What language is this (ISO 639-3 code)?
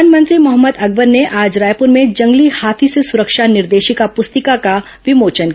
hin